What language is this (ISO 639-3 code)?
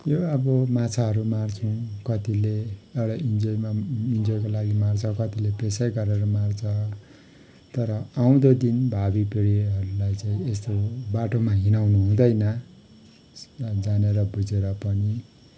nep